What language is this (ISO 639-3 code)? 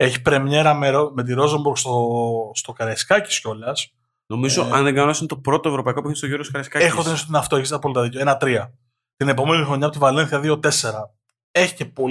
ell